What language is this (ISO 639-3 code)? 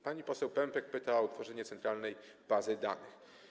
pol